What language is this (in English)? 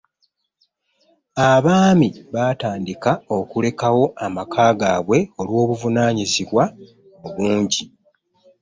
Ganda